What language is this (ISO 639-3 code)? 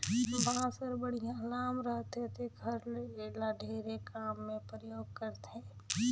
hne